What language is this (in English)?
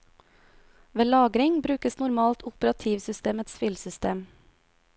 Norwegian